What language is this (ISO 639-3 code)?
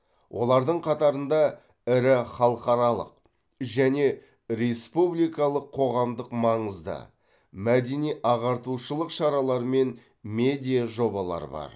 kaz